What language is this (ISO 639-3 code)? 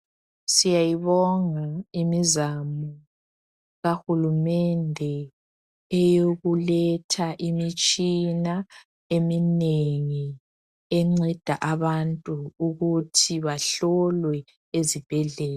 nde